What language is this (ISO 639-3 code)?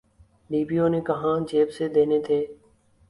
urd